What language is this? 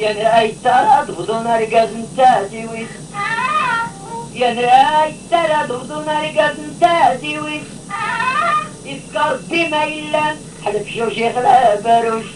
Arabic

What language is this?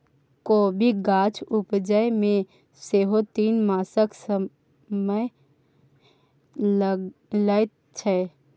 Maithili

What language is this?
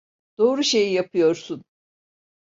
Turkish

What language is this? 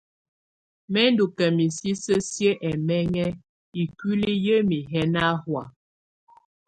Tunen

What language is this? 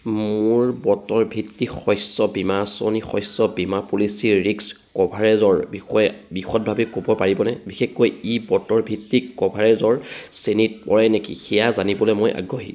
Assamese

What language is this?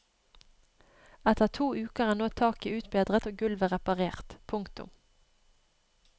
Norwegian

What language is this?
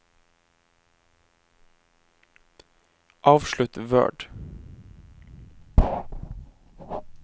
Norwegian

